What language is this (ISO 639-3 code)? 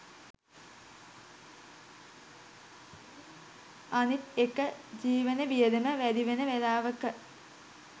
sin